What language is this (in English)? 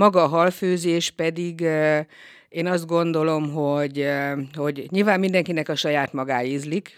Hungarian